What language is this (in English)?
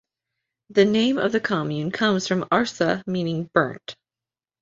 English